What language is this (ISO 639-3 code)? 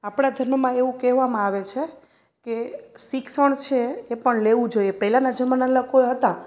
guj